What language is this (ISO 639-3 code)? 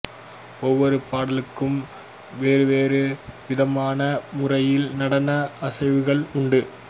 tam